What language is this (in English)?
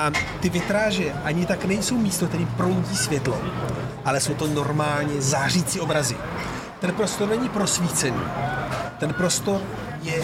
Czech